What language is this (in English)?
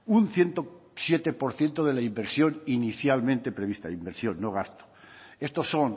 Spanish